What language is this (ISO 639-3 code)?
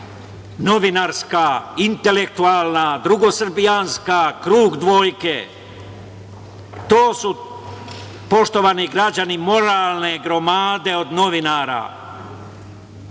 srp